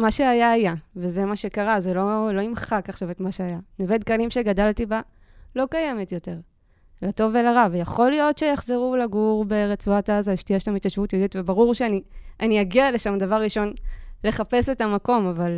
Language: Hebrew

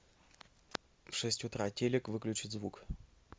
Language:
Russian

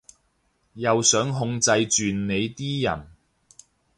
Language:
Cantonese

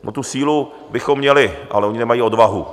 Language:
Czech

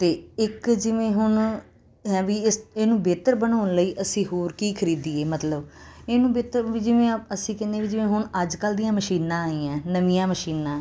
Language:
Punjabi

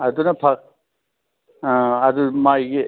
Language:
Manipuri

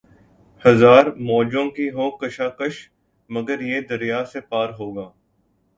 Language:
Urdu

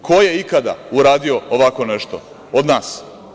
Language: Serbian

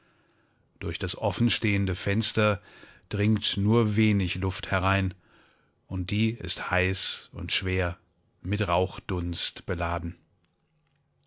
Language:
German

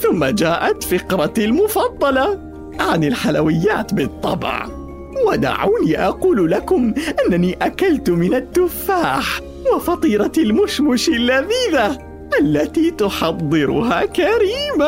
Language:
Arabic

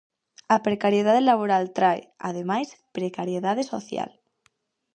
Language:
Galician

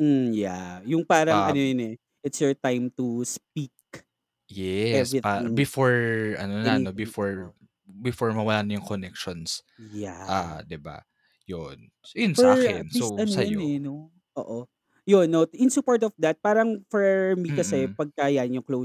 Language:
Filipino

